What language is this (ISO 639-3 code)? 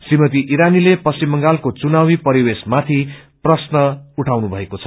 nep